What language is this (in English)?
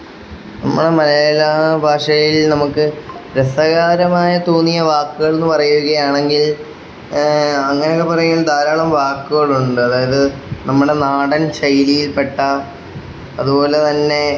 Malayalam